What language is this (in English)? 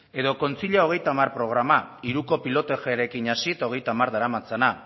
Basque